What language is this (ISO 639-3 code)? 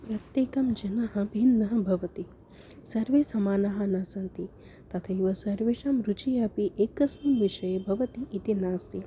san